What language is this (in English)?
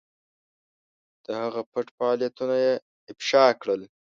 Pashto